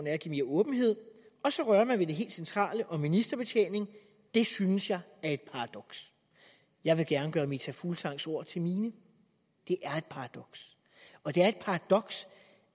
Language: Danish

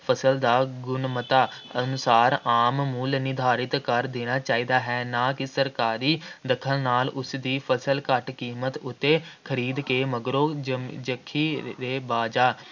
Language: Punjabi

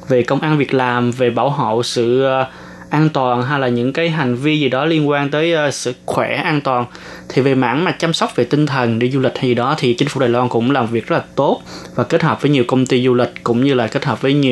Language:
Vietnamese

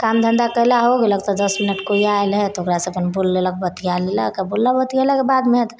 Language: Maithili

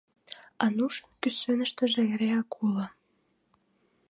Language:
Mari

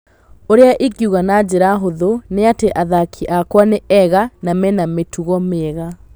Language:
Kikuyu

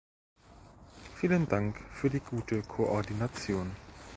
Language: German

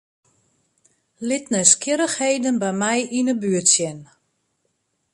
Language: Western Frisian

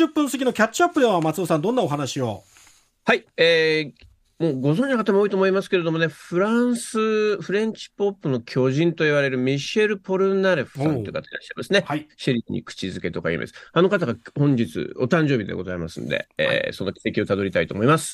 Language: Japanese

